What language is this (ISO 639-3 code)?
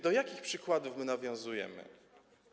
pol